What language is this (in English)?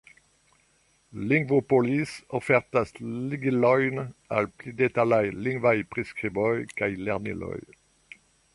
Esperanto